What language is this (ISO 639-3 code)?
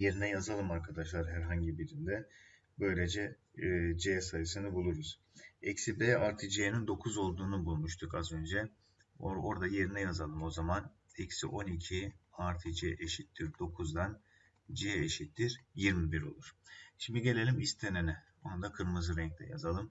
tur